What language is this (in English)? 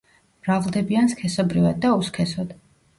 Georgian